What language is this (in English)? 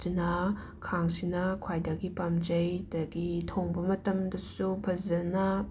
Manipuri